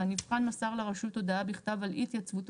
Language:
Hebrew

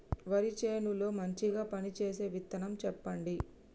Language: Telugu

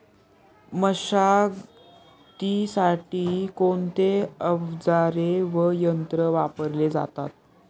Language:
Marathi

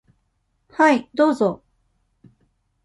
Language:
Japanese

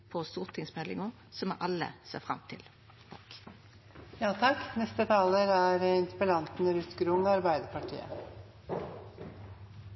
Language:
Norwegian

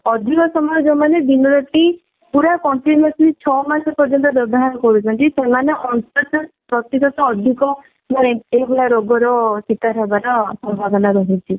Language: Odia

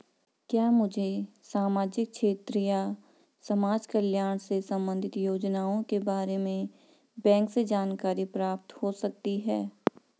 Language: Hindi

